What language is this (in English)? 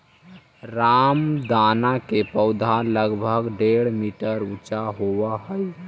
Magahi